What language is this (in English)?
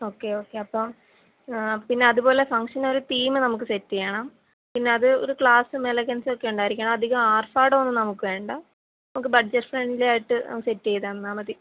Malayalam